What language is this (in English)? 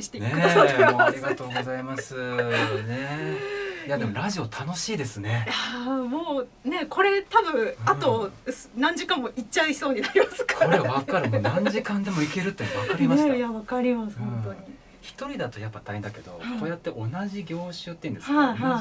Japanese